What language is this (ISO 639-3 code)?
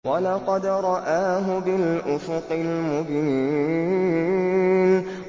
ara